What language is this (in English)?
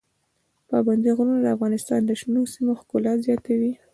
Pashto